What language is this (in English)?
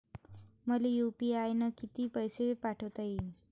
Marathi